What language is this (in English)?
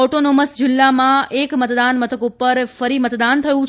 Gujarati